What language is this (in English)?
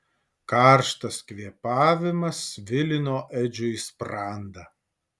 Lithuanian